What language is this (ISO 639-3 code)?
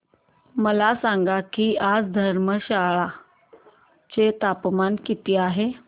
mar